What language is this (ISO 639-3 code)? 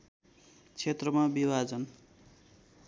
nep